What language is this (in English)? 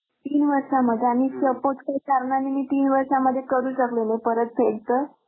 Marathi